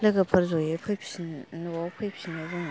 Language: Bodo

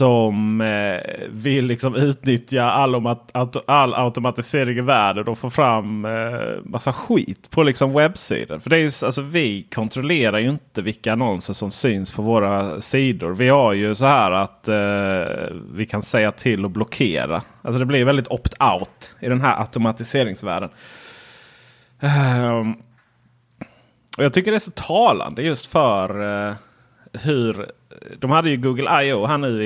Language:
Swedish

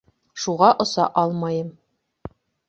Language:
Bashkir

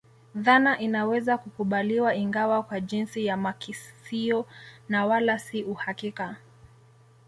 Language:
Swahili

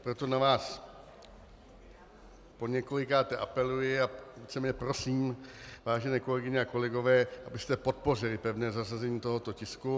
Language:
Czech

